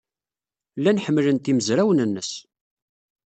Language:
Kabyle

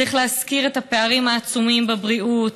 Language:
Hebrew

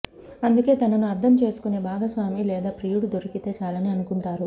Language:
Telugu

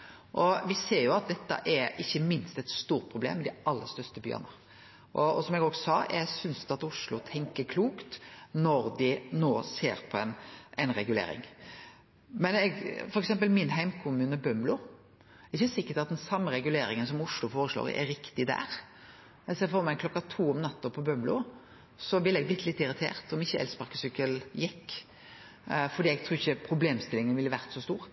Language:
Norwegian Nynorsk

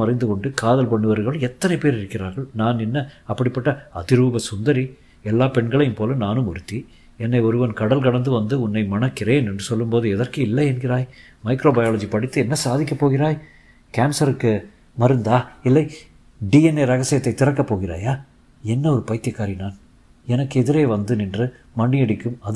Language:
Tamil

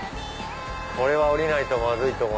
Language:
Japanese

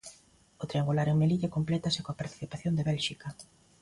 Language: Galician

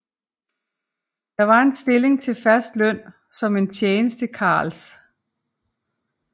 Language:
Danish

